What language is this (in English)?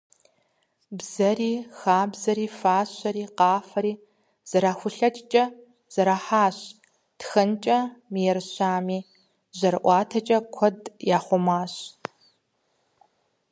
Kabardian